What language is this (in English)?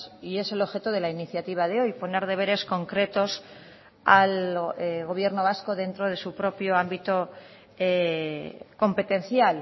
Spanish